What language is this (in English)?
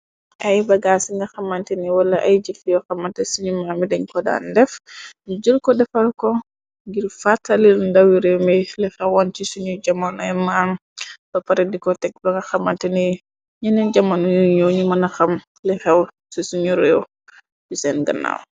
Wolof